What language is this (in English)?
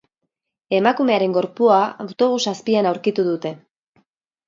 Basque